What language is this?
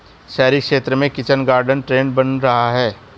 Hindi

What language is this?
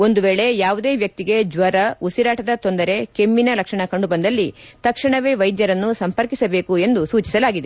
Kannada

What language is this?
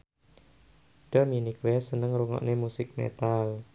Javanese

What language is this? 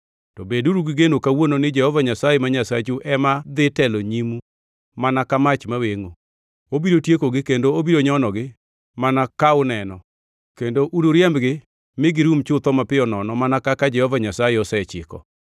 Luo (Kenya and Tanzania)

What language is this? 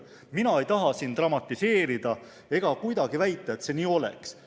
Estonian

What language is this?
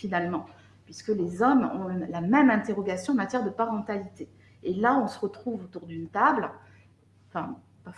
French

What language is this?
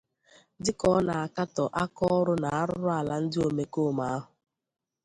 Igbo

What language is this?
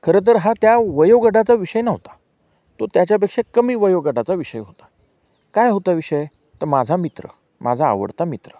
Marathi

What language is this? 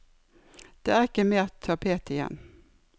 Norwegian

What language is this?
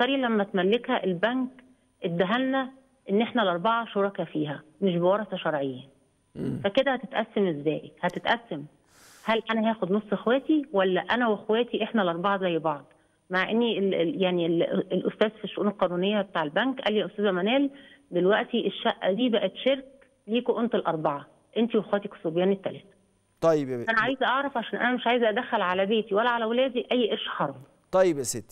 Arabic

